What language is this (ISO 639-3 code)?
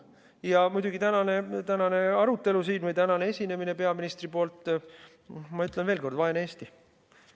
est